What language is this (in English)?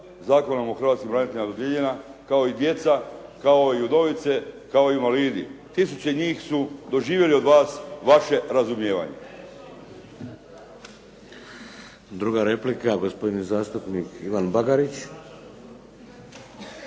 Croatian